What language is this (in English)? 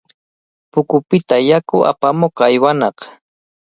Cajatambo North Lima Quechua